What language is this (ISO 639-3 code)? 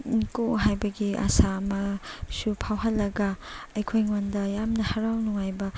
mni